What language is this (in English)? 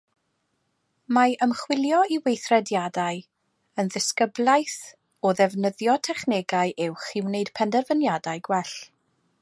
Welsh